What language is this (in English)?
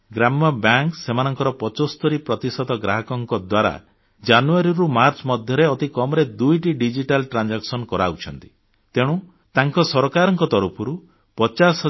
Odia